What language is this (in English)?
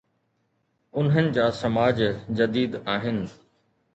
Sindhi